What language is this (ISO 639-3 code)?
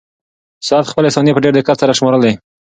pus